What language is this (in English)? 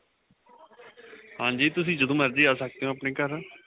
Punjabi